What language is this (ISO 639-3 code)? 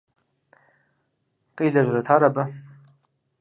kbd